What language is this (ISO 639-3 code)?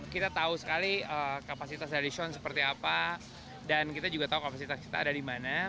ind